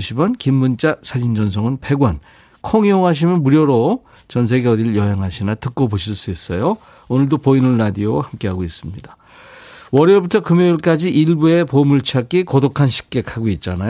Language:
Korean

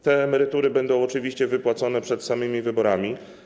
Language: Polish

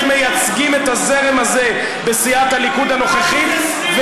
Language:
Hebrew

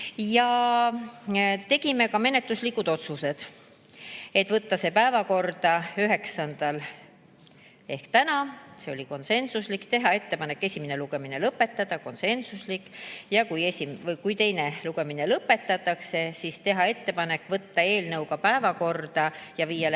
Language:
Estonian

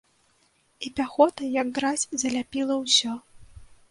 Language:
Belarusian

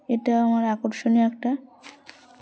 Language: Bangla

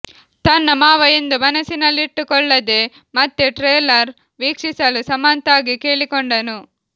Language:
Kannada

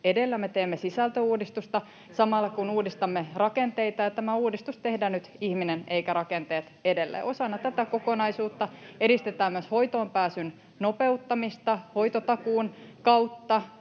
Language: Finnish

